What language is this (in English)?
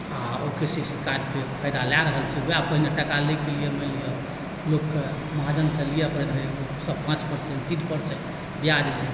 Maithili